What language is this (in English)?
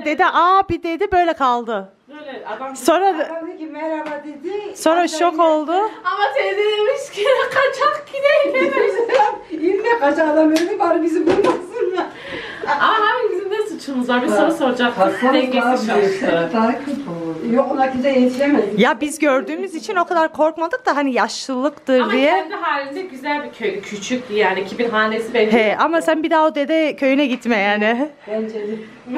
Turkish